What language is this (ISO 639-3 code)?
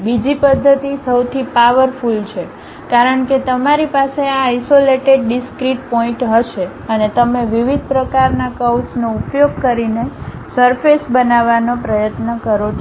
guj